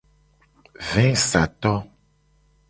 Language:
Gen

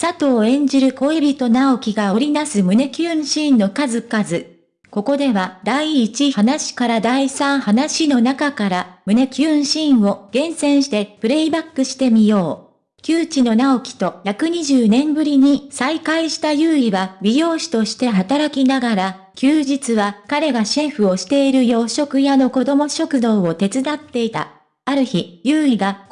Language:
Japanese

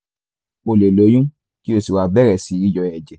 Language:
Yoruba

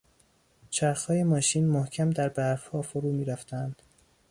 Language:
Persian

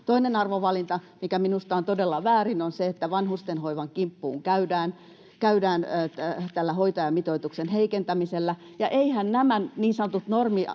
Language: Finnish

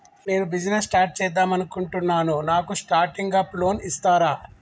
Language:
Telugu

